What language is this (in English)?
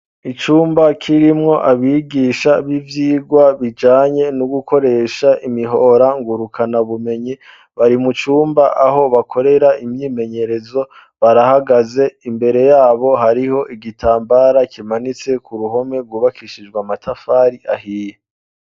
Rundi